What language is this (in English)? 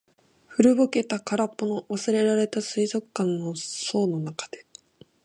Japanese